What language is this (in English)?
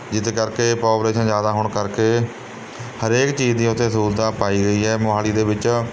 Punjabi